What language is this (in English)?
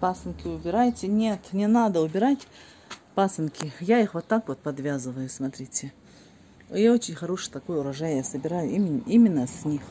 Russian